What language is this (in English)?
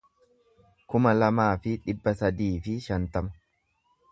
Oromo